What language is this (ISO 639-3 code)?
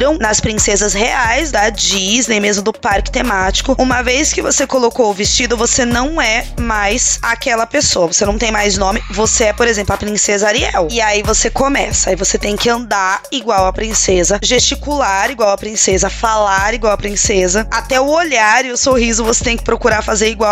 por